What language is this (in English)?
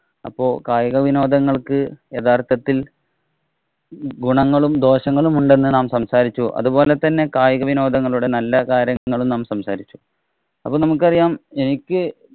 Malayalam